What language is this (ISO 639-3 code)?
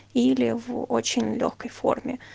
rus